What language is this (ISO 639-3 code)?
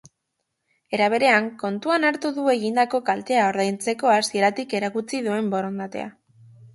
eus